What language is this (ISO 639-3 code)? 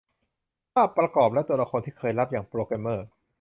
tha